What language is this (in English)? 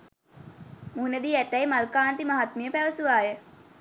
Sinhala